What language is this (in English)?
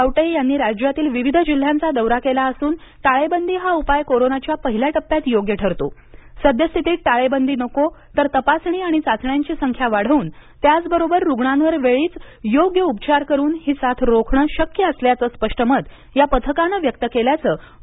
Marathi